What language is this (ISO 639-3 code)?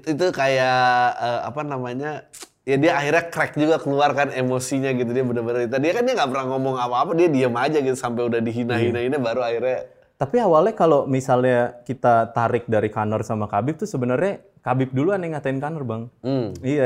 ind